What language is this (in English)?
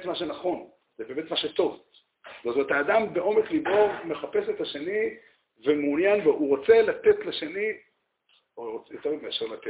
Hebrew